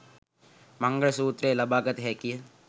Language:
Sinhala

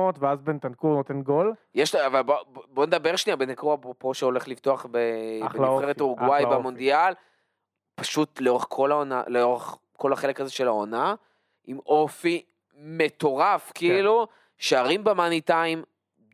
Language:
Hebrew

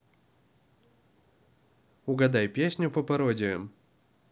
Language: Russian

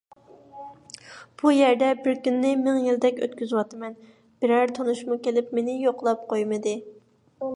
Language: Uyghur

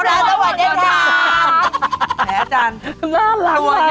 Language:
Thai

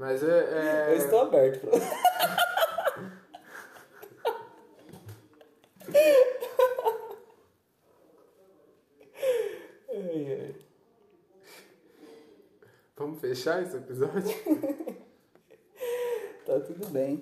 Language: Portuguese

